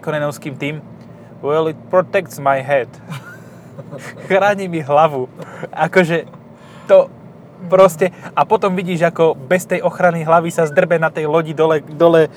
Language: Slovak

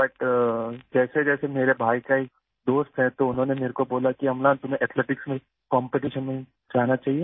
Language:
Urdu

